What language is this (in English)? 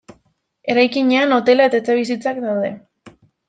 Basque